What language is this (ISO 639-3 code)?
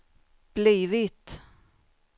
swe